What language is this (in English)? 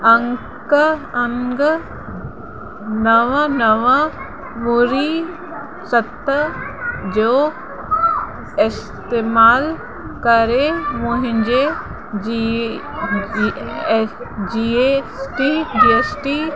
Sindhi